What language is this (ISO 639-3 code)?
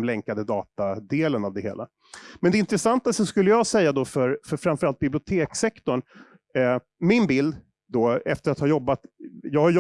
swe